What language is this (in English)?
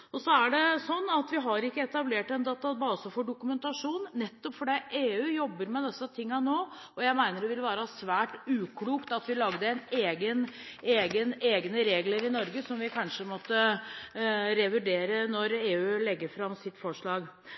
Norwegian Bokmål